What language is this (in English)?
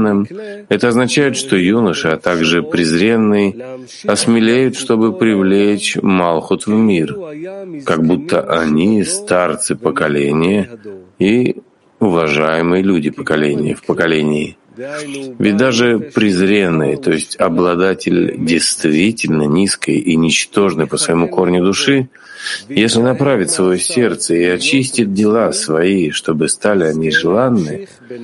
Russian